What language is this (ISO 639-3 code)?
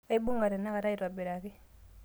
mas